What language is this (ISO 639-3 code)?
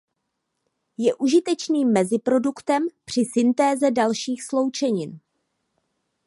ces